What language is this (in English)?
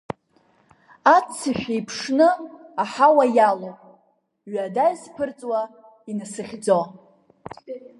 Abkhazian